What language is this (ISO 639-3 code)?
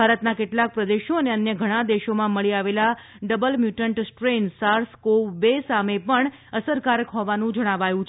guj